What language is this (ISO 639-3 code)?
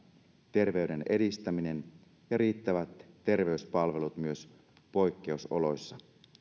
fin